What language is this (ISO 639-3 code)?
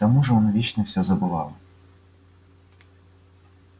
rus